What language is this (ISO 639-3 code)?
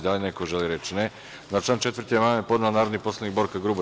srp